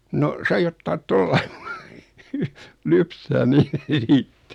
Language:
Finnish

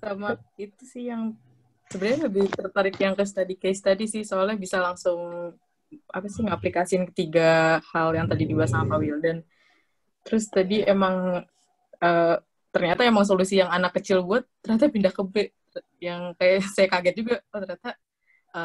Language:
Indonesian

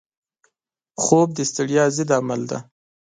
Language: Pashto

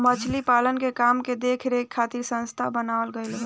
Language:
Bhojpuri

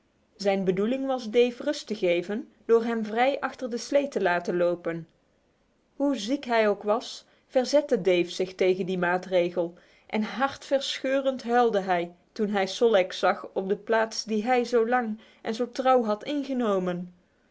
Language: Dutch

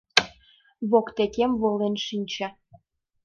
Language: Mari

